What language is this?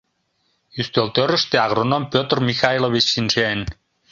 Mari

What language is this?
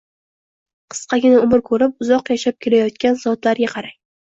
Uzbek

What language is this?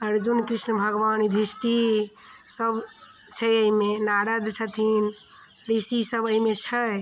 Maithili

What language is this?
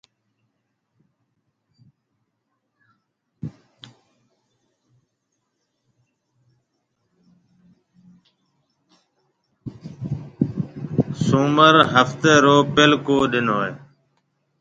Marwari (Pakistan)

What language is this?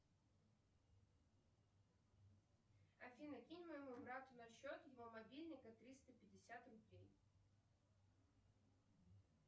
Russian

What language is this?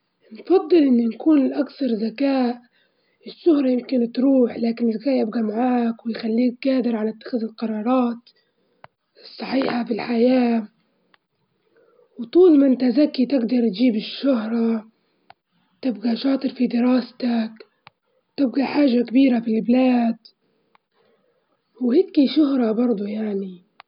Libyan Arabic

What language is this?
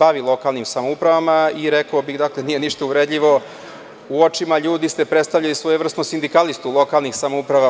Serbian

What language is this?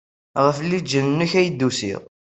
Kabyle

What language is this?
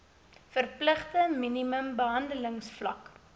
Afrikaans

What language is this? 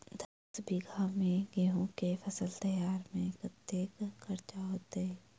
Maithili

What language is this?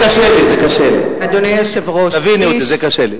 Hebrew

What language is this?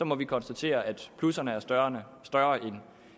Danish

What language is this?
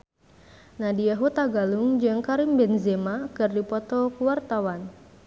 Sundanese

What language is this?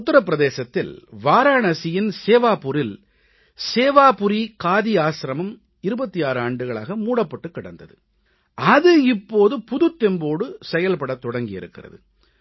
Tamil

